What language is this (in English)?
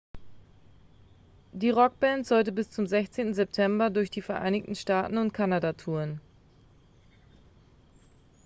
German